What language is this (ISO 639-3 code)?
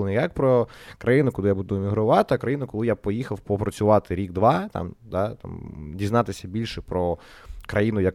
ukr